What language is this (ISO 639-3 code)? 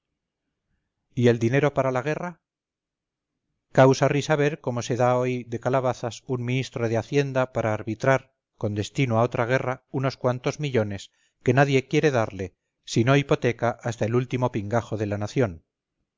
spa